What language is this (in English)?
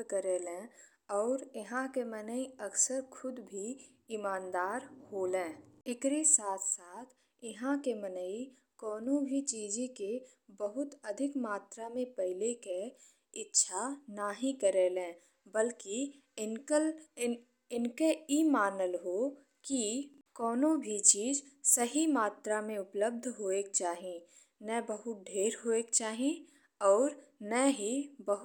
Bhojpuri